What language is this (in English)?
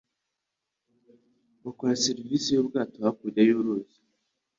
Kinyarwanda